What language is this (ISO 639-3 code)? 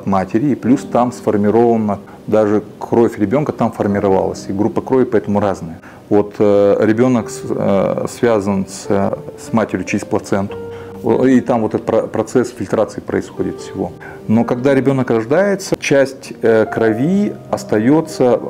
rus